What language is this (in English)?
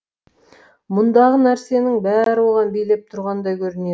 Kazakh